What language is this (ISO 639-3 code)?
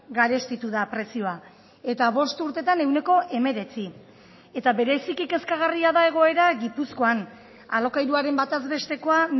eus